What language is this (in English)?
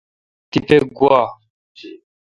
Kalkoti